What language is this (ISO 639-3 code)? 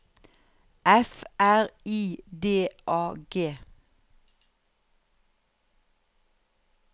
nor